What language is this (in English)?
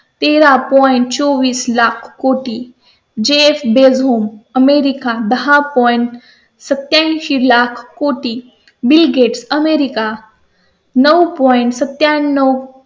Marathi